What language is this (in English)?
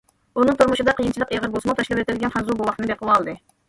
Uyghur